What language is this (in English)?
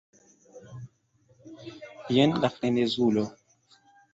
Esperanto